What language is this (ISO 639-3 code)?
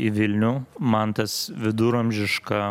lit